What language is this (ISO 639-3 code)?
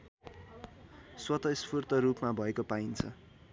nep